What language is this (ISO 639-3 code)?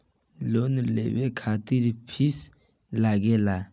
bho